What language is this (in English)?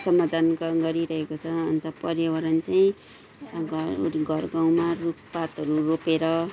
Nepali